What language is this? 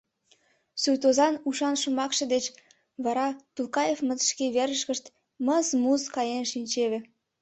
Mari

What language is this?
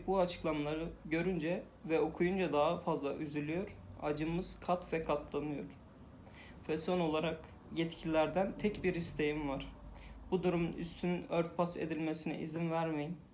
Turkish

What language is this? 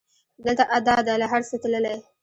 Pashto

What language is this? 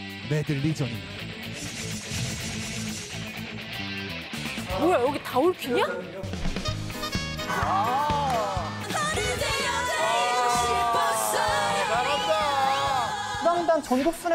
Korean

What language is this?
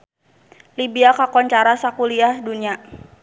Sundanese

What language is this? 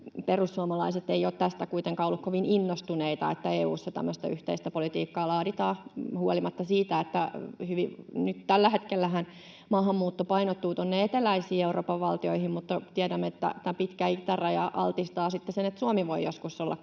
Finnish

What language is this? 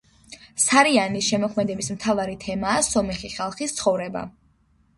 Georgian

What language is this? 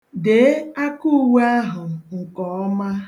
Igbo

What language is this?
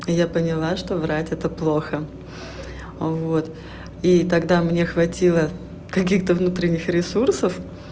Russian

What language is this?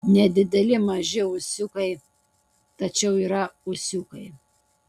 Lithuanian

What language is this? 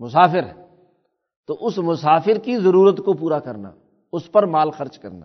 Urdu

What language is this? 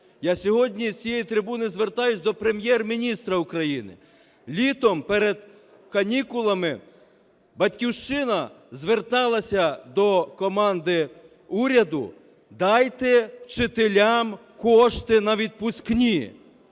Ukrainian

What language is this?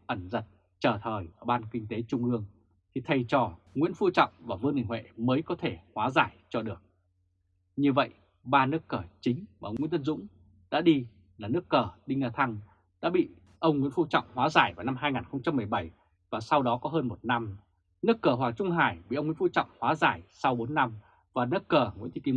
Vietnamese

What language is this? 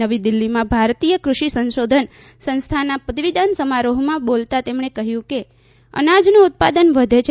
Gujarati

